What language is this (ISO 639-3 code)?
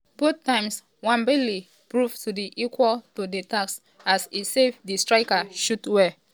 pcm